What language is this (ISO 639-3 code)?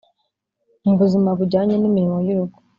kin